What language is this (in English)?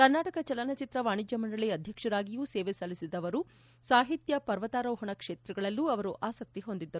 Kannada